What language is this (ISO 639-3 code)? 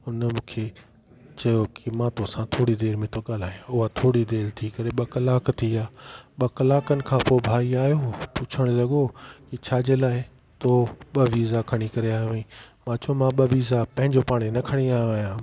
snd